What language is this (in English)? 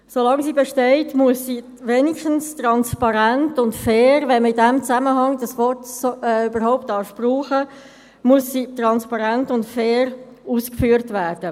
Swiss German